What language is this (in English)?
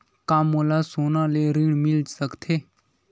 Chhattisgarhi